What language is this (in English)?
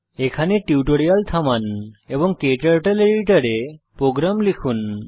Bangla